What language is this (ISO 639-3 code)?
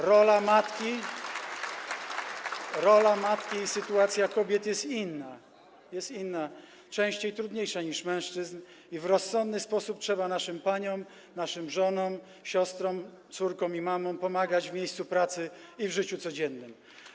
pol